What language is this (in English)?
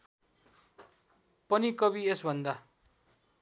Nepali